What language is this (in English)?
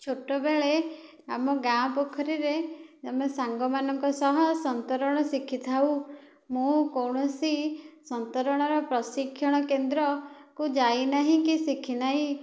Odia